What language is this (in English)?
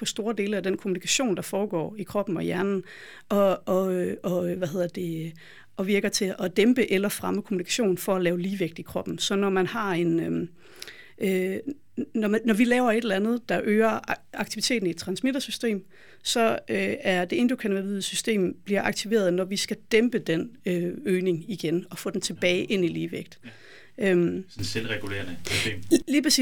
Danish